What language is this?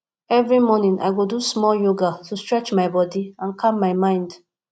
Nigerian Pidgin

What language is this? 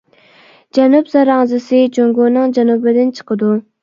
Uyghur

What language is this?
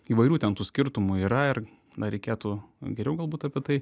Lithuanian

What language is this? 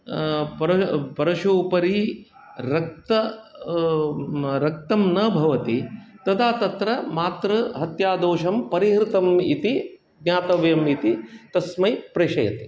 Sanskrit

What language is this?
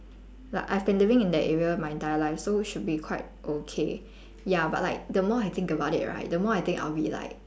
English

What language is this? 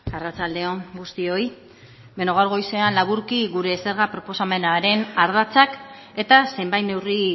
Basque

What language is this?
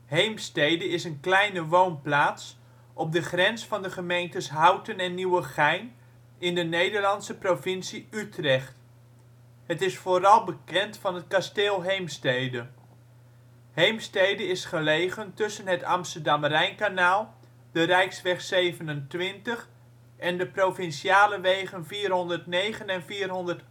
Dutch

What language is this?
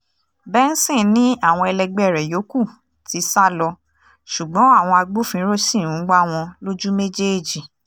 Yoruba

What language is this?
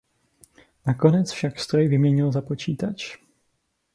Czech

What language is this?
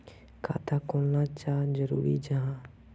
Magahi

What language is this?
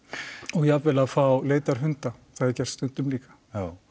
Icelandic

